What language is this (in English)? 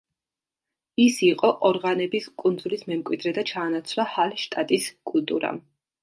Georgian